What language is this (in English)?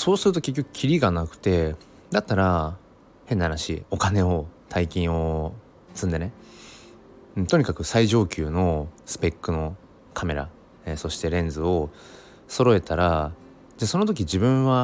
Japanese